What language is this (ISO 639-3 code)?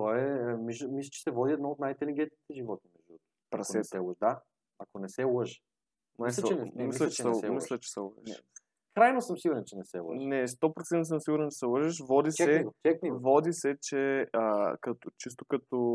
bul